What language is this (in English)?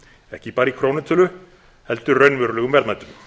Icelandic